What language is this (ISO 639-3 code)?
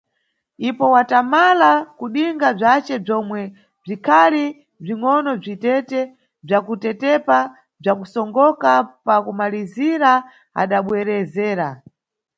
nyu